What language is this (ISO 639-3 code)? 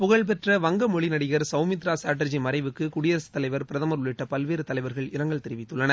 tam